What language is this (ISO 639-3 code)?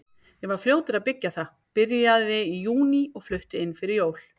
isl